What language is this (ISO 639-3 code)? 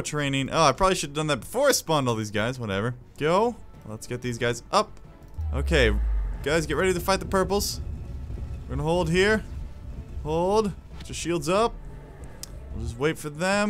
eng